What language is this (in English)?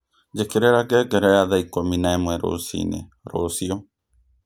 Kikuyu